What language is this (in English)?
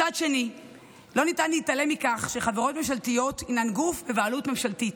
Hebrew